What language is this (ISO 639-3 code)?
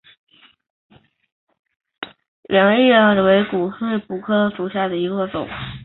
zho